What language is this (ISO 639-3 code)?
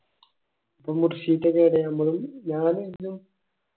mal